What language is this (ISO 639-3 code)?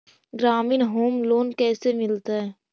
mag